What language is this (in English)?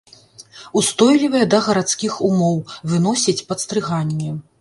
Belarusian